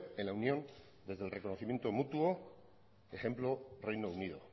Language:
Spanish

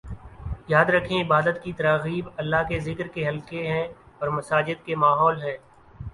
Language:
Urdu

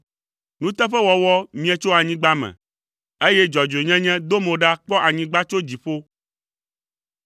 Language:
Ewe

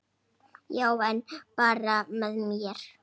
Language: Icelandic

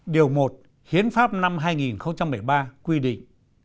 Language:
Vietnamese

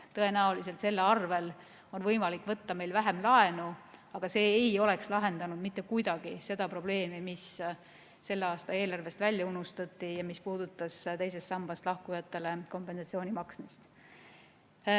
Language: Estonian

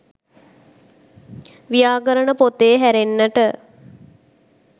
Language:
Sinhala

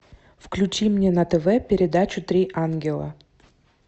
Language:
Russian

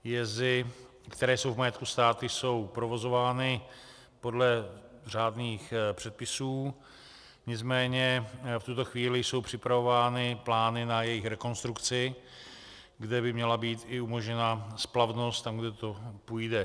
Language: Czech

